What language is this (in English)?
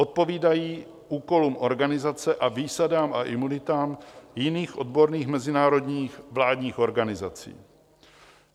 Czech